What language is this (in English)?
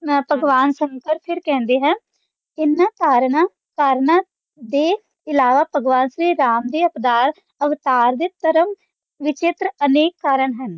Punjabi